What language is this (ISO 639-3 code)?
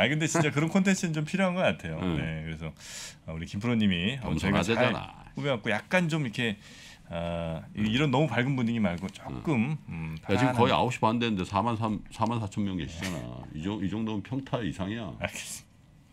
kor